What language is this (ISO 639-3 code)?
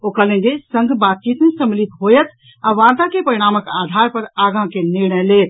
mai